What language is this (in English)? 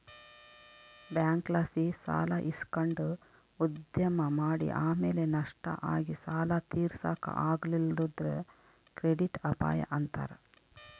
Kannada